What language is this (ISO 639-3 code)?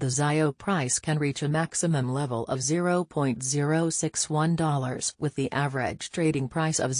eng